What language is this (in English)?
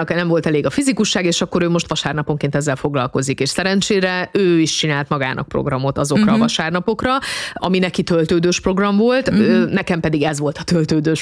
Hungarian